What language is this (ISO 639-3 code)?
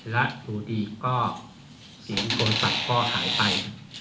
tha